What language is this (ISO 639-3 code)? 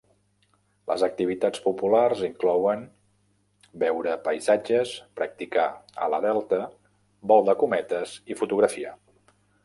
cat